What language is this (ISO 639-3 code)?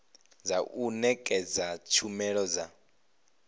ven